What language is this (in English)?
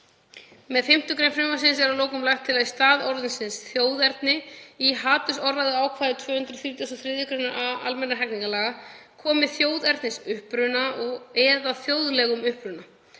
Icelandic